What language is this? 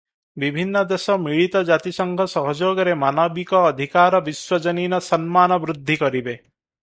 Odia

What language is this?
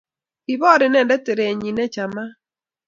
Kalenjin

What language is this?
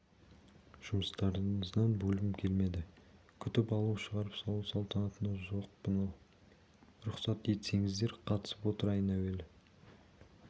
Kazakh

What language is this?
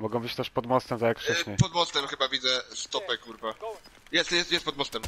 Polish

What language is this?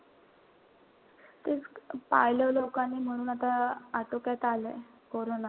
Marathi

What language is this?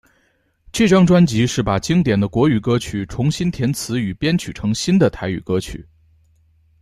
Chinese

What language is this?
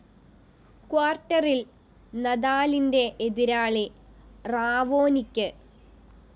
Malayalam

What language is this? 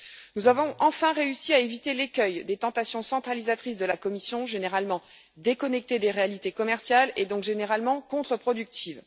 French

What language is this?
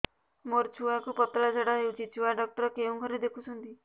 Odia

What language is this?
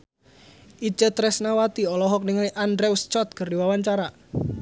Sundanese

